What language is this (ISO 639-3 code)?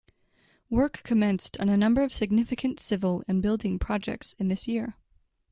eng